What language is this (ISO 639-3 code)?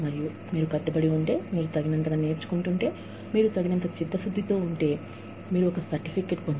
tel